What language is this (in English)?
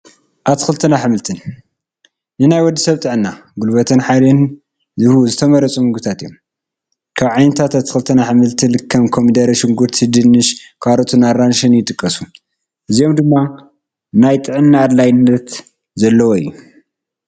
Tigrinya